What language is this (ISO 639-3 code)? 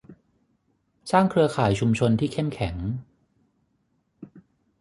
tha